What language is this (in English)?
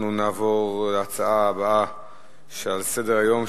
Hebrew